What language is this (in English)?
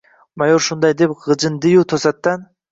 Uzbek